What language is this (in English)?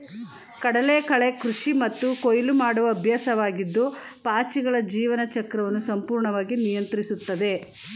Kannada